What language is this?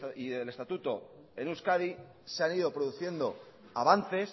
Spanish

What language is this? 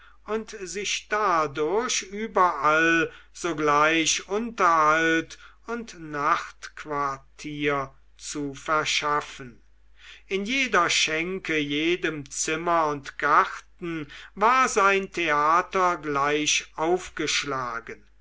German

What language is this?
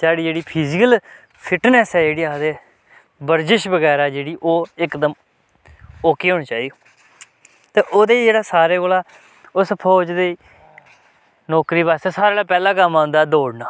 Dogri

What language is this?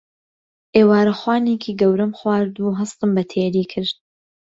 Central Kurdish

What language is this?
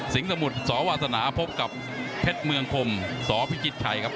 Thai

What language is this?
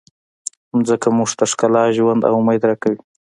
Pashto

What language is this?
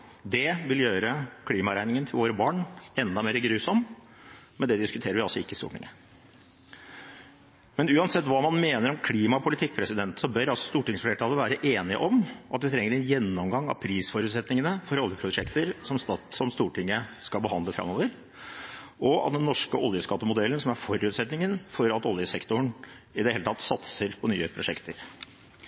Norwegian Bokmål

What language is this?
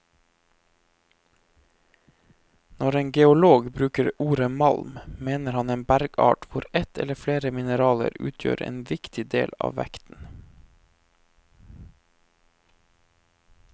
Norwegian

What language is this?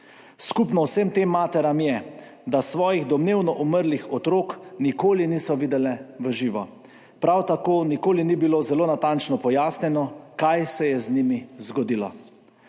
Slovenian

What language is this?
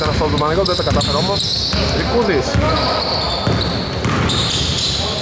Greek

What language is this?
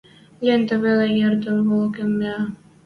Western Mari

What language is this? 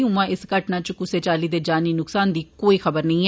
Dogri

